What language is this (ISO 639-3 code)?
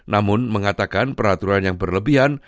ind